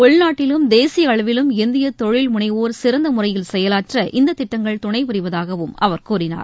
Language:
Tamil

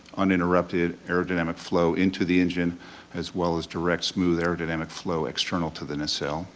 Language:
English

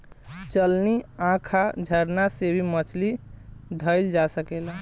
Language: Bhojpuri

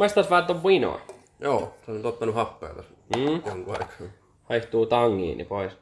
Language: Finnish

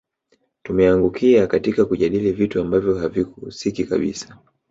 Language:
Swahili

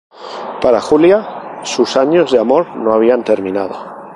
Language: Spanish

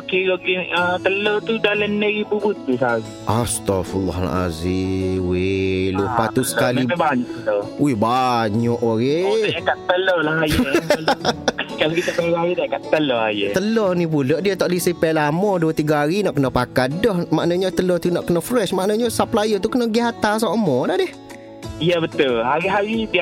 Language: Malay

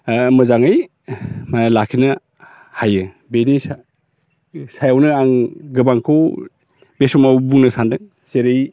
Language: Bodo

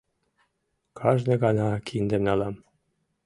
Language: Mari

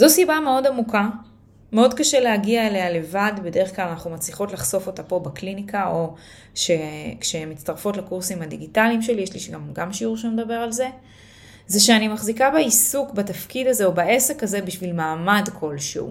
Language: Hebrew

